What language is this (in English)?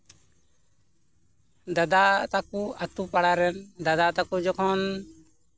Santali